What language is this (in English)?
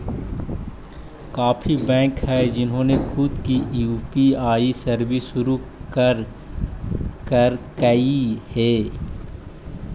Magahi